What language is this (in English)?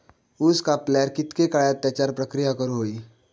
Marathi